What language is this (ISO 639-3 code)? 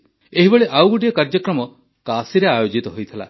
ori